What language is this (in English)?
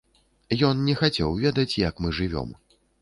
Belarusian